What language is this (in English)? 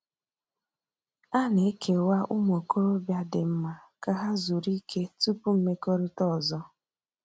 Igbo